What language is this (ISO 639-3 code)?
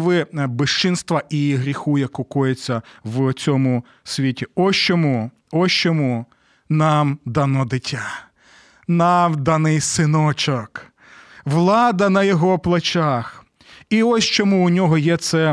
ukr